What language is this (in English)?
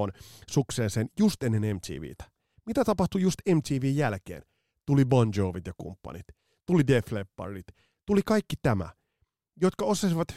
Finnish